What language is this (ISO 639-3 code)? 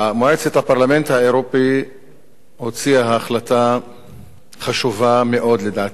heb